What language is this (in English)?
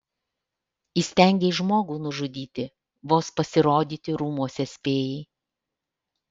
Lithuanian